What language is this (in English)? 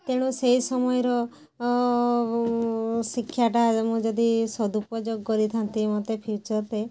Odia